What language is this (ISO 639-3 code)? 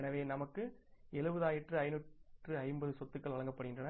tam